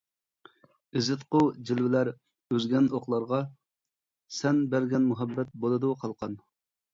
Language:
Uyghur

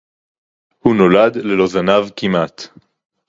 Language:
Hebrew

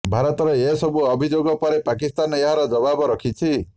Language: Odia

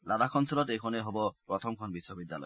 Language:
Assamese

